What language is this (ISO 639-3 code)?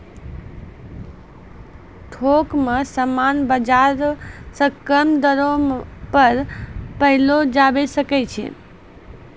mai